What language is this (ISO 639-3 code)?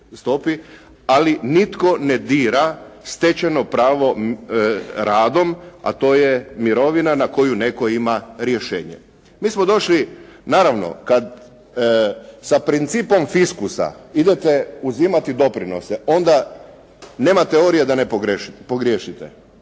hrv